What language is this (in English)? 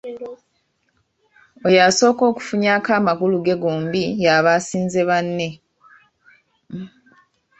Ganda